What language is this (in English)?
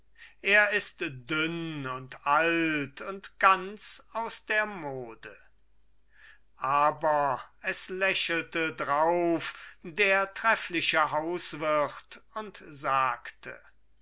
German